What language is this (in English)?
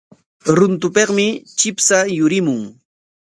Corongo Ancash Quechua